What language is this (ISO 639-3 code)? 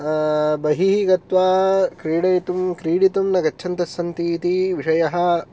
san